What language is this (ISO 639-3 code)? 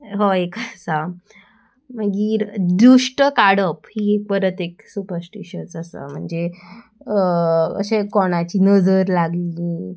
kok